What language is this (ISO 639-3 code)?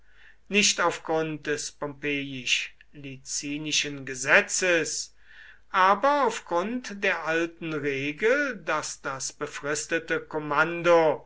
deu